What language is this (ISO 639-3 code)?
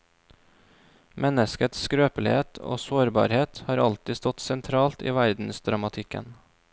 nor